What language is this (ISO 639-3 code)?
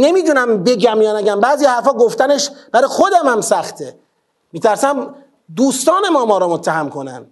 fas